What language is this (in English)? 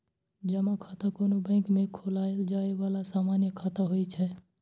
Maithili